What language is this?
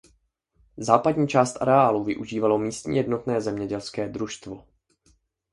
Czech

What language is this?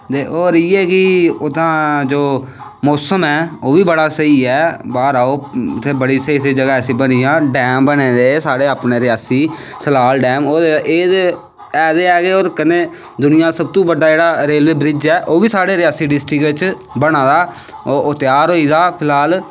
Dogri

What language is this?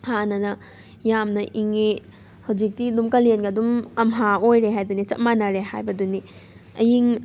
Manipuri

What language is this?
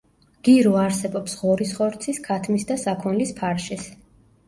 Georgian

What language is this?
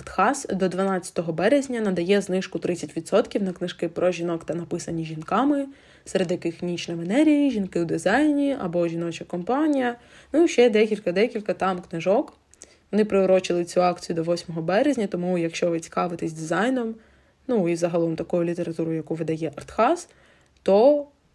Ukrainian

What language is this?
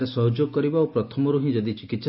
Odia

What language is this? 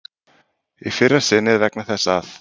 Icelandic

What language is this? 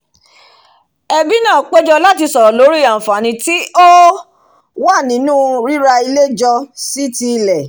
Yoruba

